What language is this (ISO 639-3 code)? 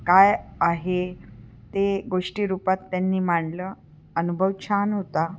mar